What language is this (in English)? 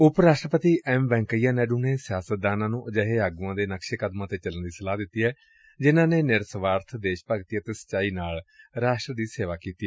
Punjabi